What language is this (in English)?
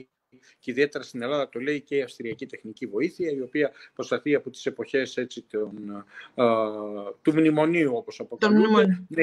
Greek